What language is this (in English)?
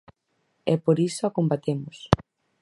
Galician